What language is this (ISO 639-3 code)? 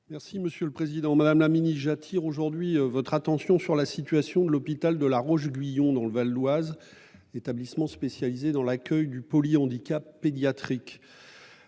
fra